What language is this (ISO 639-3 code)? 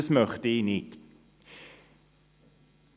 gsw